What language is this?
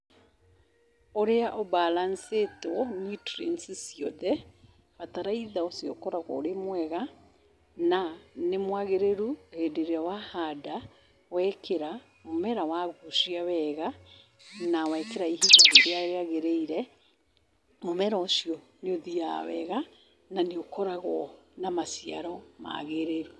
Kikuyu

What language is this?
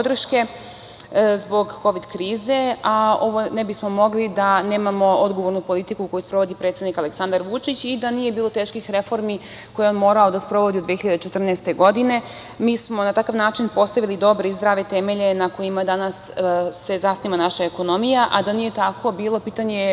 Serbian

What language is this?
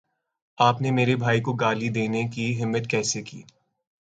Urdu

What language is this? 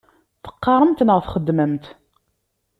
Kabyle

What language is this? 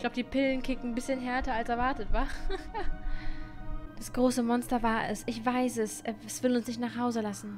German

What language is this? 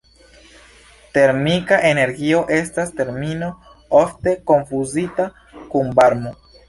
Esperanto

